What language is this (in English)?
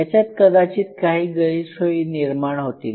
Marathi